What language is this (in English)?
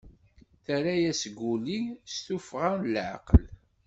Kabyle